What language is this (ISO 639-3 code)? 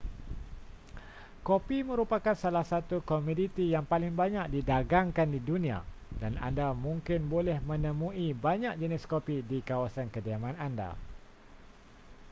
msa